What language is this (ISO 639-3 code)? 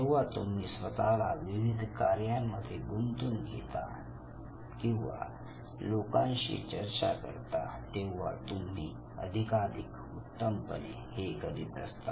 mar